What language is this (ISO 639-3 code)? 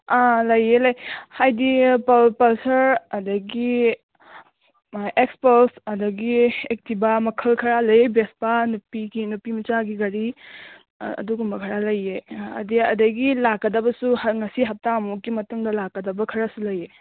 mni